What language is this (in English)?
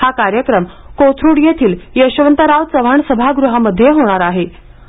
Marathi